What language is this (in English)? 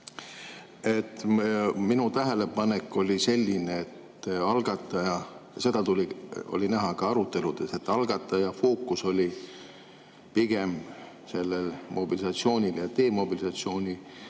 Estonian